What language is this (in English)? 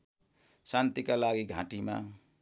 Nepali